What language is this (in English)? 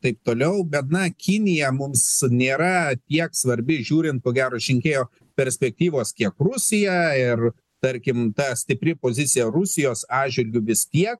Lithuanian